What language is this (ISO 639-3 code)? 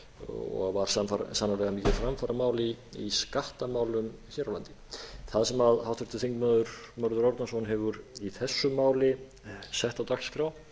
isl